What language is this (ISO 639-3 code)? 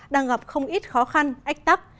vie